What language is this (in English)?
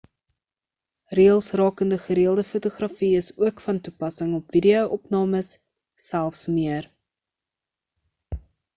Afrikaans